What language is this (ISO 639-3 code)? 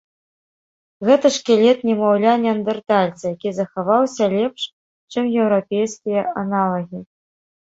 bel